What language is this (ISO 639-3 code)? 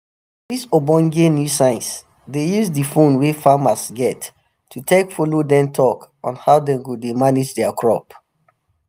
pcm